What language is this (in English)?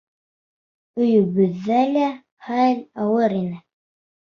Bashkir